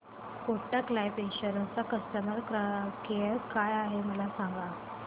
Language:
Marathi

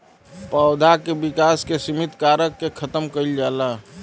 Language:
Bhojpuri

